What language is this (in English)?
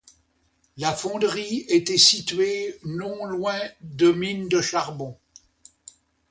French